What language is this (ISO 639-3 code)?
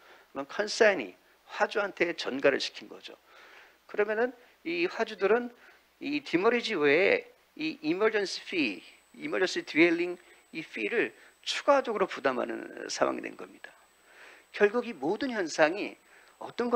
kor